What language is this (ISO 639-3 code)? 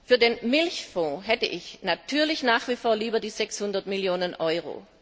deu